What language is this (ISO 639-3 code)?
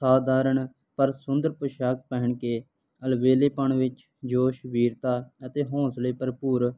pan